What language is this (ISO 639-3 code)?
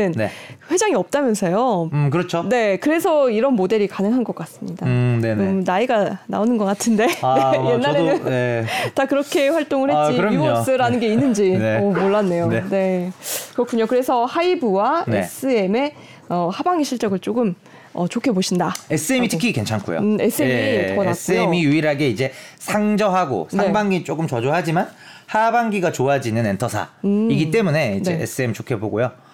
kor